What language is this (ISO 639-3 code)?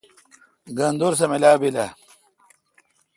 xka